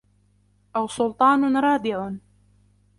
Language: Arabic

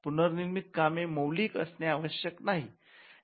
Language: Marathi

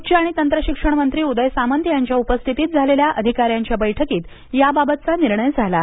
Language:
Marathi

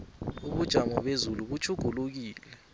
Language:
South Ndebele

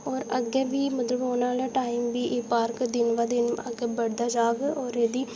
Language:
Dogri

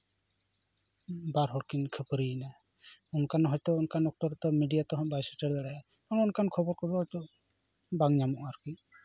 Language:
Santali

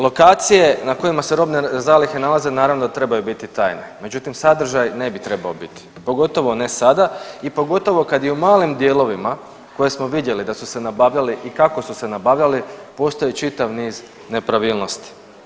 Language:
Croatian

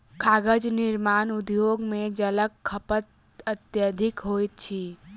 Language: Maithili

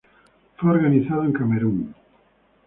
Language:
Spanish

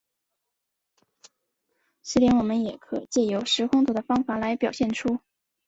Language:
Chinese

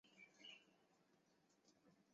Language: Chinese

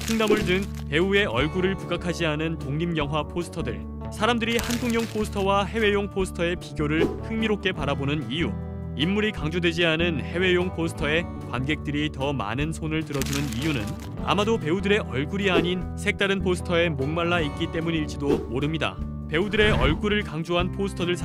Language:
Korean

